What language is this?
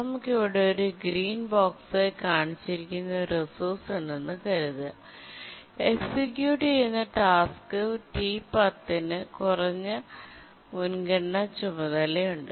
Malayalam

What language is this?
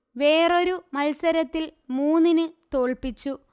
Malayalam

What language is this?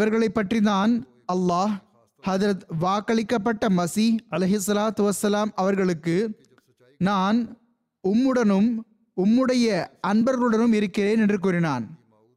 Tamil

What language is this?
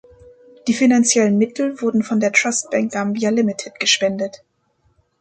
German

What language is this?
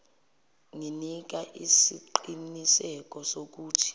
Zulu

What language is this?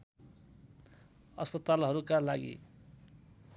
Nepali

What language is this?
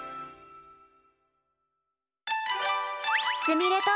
Japanese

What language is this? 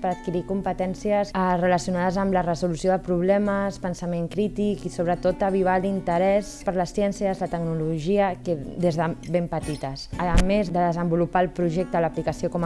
Catalan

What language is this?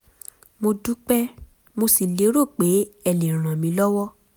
Yoruba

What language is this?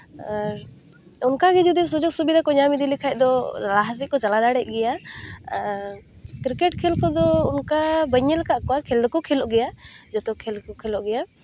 Santali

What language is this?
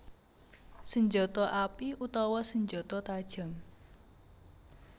Javanese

